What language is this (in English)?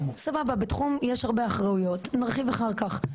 Hebrew